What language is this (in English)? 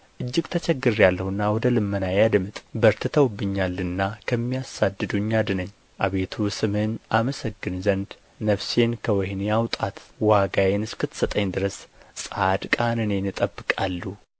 Amharic